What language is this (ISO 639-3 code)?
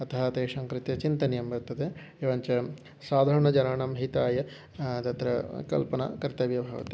san